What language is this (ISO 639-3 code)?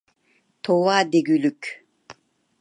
uig